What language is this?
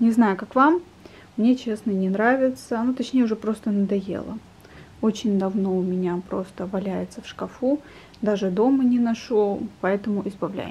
Russian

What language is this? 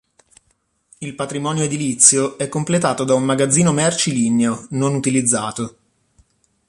Italian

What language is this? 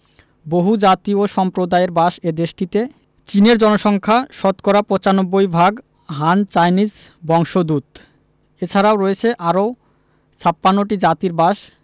Bangla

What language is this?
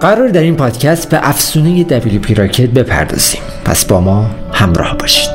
Persian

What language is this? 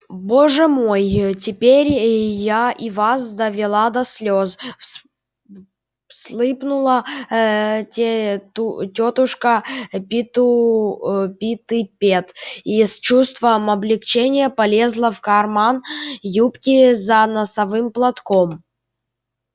Russian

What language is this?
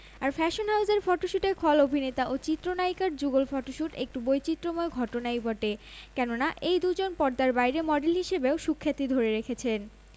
Bangla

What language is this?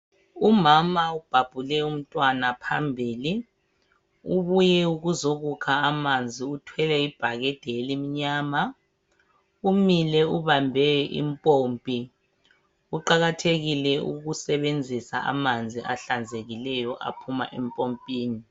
North Ndebele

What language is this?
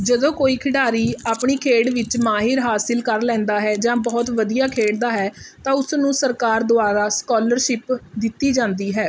Punjabi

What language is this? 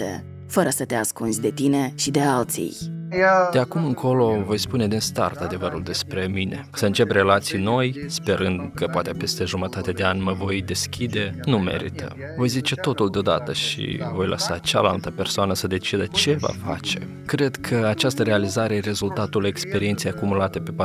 Romanian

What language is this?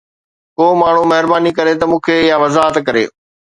Sindhi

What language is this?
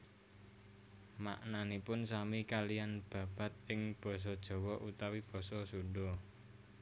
Javanese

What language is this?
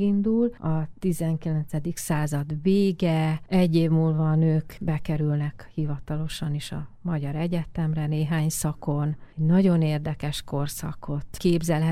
Hungarian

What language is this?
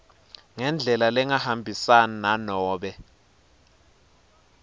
Swati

